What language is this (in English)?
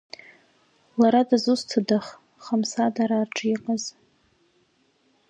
Abkhazian